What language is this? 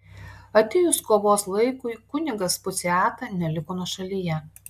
Lithuanian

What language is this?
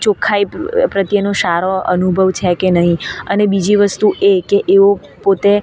Gujarati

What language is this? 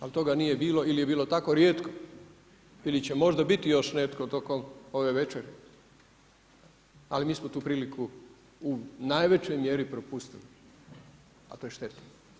Croatian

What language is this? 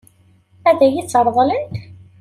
Kabyle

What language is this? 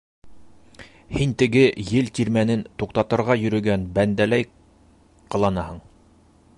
Bashkir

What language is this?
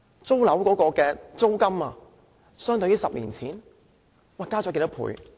Cantonese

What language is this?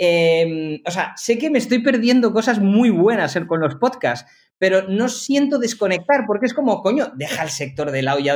Spanish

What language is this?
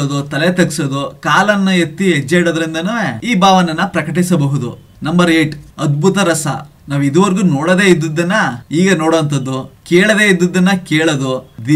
Turkish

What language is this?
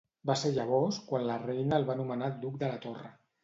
Catalan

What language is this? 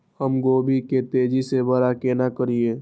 Maithili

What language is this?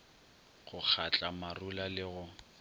Northern Sotho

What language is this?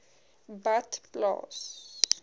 Afrikaans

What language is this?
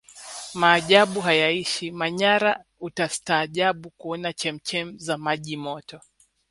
Swahili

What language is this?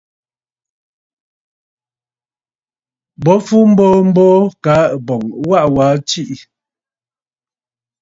Bafut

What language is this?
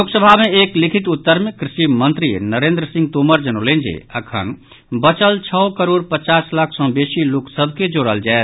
Maithili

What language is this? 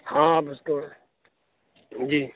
Urdu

